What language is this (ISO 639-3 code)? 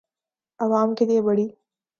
urd